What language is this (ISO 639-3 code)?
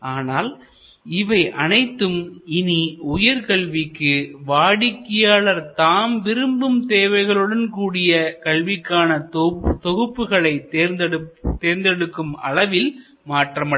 tam